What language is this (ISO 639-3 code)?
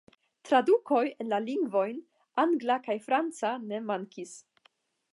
epo